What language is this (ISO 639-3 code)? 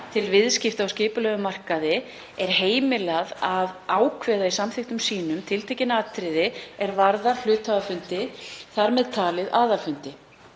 isl